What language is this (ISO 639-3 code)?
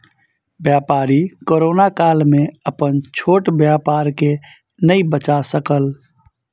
mai